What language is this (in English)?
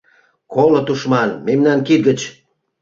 Mari